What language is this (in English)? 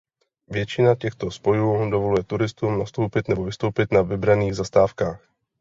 Czech